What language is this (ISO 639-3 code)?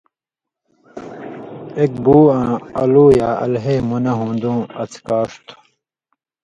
mvy